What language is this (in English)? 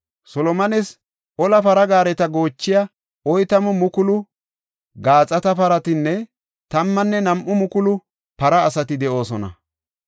Gofa